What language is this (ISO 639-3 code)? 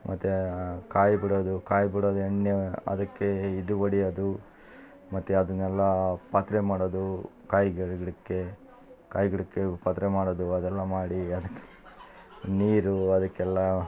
kan